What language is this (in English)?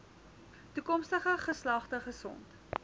Afrikaans